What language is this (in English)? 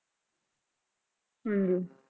Punjabi